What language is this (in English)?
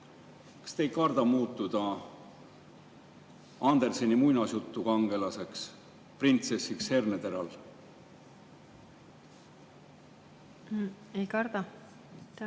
Estonian